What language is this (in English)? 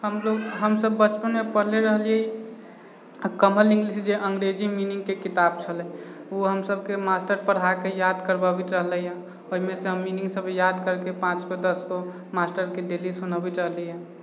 Maithili